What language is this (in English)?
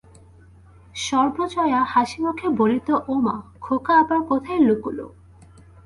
Bangla